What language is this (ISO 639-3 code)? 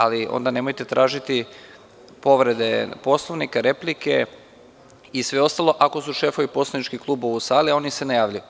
srp